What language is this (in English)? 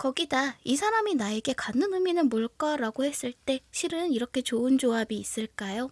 Korean